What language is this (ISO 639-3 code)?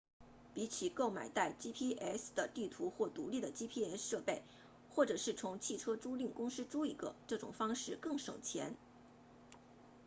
zho